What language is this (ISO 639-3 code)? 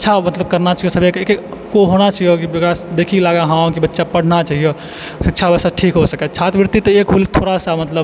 mai